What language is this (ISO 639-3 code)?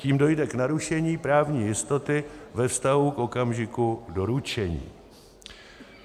ces